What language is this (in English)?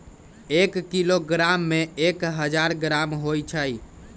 Magahi